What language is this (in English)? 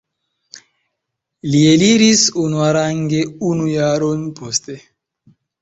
Esperanto